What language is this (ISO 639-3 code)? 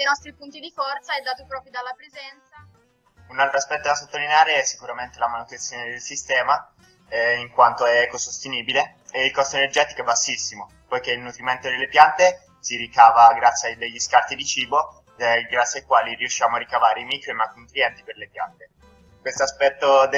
ita